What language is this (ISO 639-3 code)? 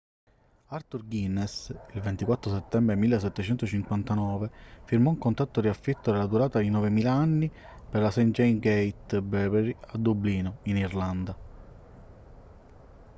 ita